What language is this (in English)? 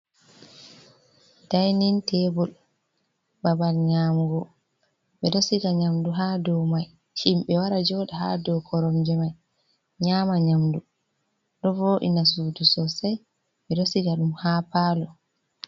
Fula